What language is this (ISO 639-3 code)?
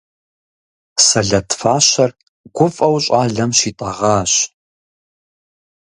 kbd